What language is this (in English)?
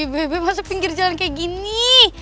Indonesian